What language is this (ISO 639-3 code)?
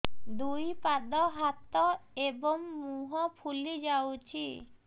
ori